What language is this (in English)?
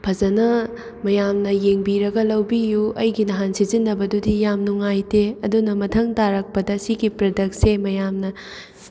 Manipuri